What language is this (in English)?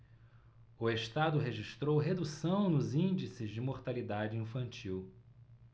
Portuguese